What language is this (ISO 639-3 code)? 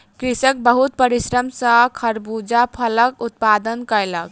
mai